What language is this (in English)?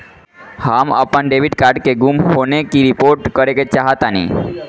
Bhojpuri